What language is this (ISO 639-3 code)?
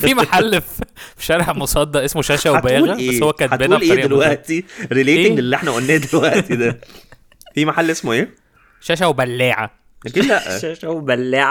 ara